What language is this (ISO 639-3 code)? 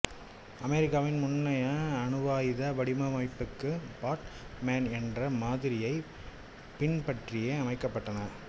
tam